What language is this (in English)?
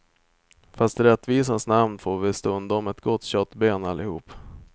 Swedish